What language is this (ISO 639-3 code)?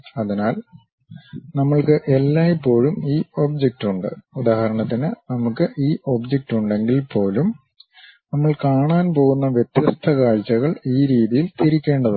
mal